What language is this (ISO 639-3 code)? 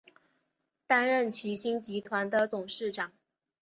zho